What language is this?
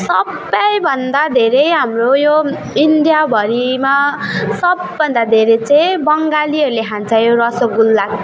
Nepali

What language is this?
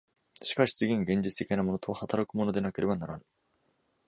Japanese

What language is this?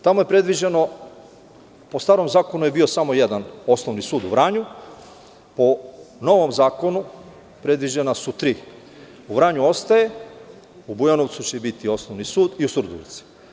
Serbian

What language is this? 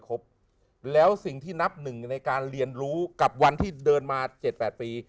Thai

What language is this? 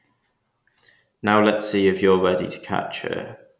English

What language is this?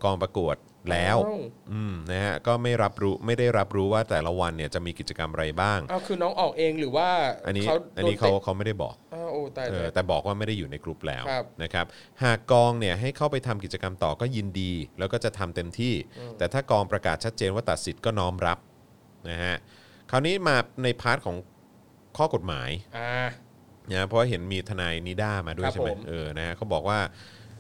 Thai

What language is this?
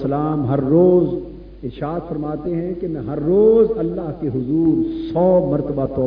Urdu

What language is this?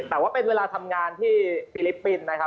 Thai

